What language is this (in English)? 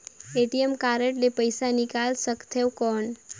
Chhattisgarhi